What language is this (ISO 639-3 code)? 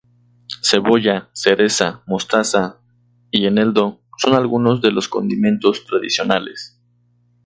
spa